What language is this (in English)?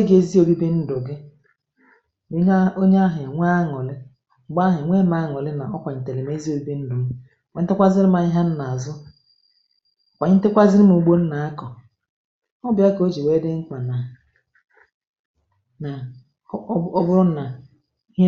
Igbo